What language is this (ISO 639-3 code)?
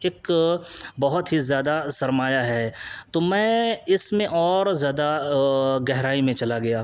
urd